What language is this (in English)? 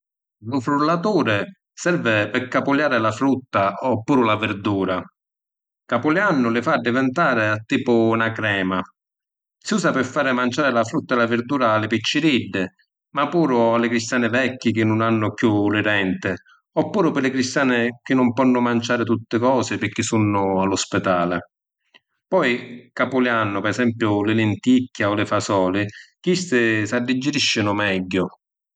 Sicilian